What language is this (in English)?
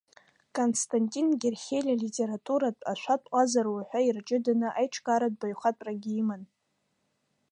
Abkhazian